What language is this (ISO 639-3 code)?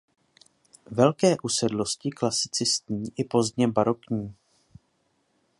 ces